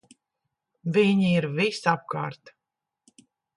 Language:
Latvian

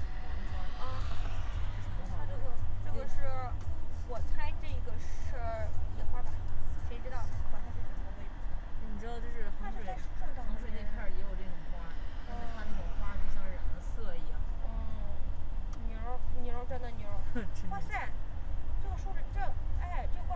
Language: Chinese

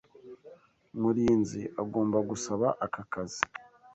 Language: Kinyarwanda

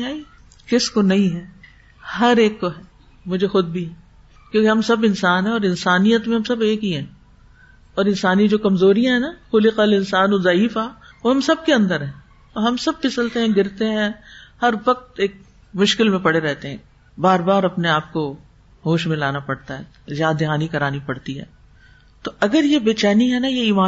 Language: Urdu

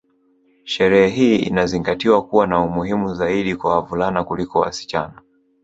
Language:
Swahili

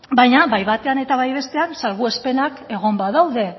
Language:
Basque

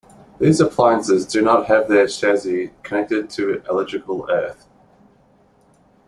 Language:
English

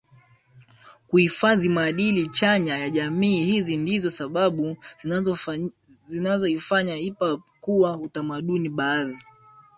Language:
Swahili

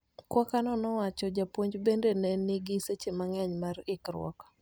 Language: Luo (Kenya and Tanzania)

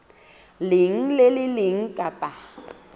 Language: Southern Sotho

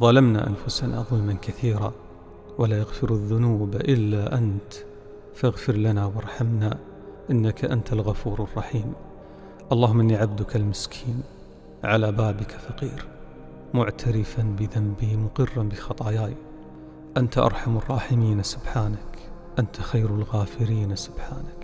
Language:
Arabic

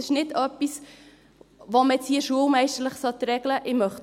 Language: Swiss German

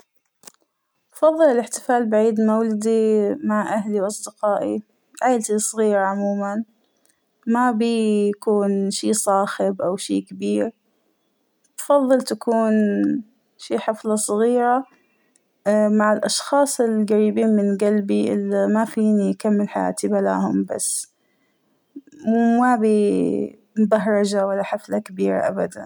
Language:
Hijazi Arabic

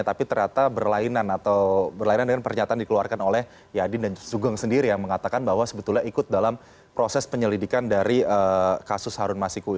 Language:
Indonesian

